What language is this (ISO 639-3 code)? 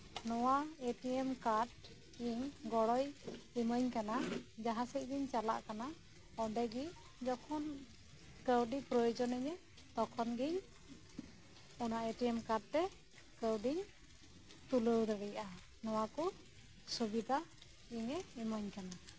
sat